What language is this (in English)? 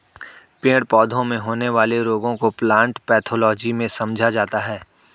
Hindi